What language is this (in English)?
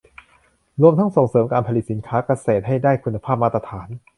Thai